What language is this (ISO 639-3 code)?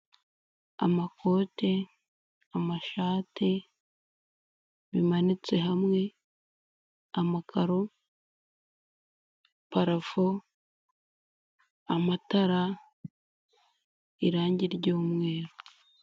kin